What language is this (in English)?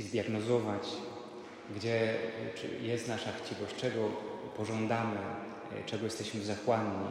Polish